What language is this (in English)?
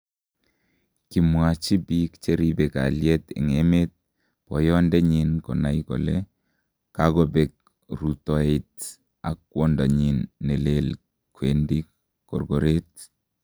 Kalenjin